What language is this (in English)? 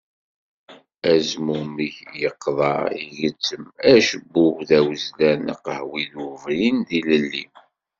Kabyle